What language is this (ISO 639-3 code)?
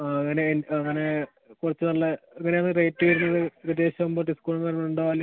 mal